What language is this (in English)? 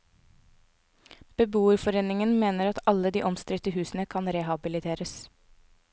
Norwegian